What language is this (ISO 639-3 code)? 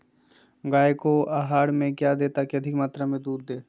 mag